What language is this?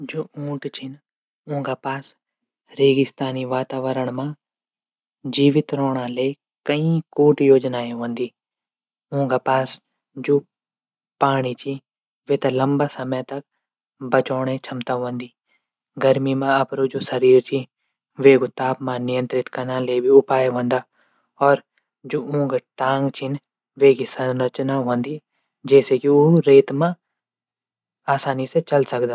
Garhwali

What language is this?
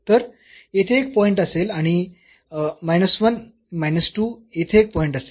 Marathi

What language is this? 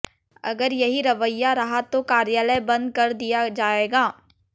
Hindi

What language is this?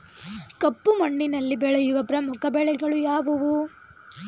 Kannada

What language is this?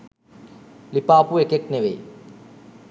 Sinhala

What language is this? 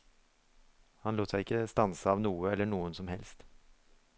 Norwegian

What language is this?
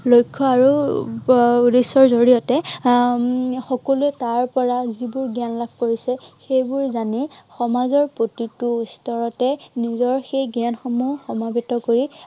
Assamese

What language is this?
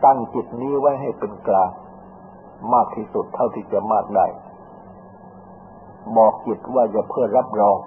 Thai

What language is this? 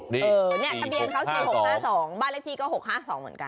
Thai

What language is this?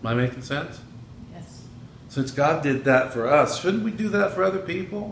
English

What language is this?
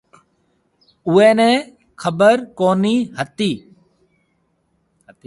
Marwari (Pakistan)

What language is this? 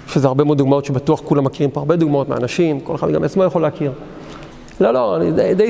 Hebrew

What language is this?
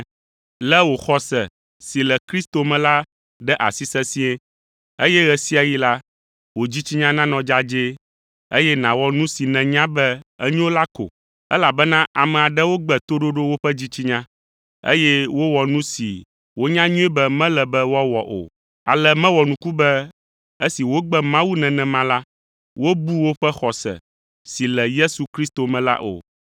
Ewe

